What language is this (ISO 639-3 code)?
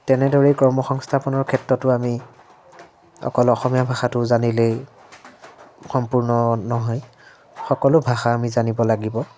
asm